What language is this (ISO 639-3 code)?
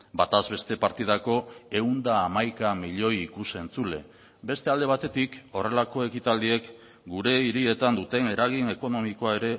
eus